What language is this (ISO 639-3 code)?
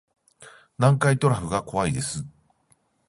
jpn